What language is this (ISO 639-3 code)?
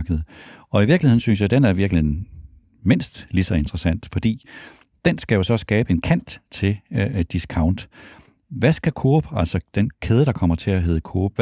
dan